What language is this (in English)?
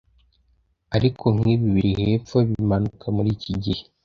Kinyarwanda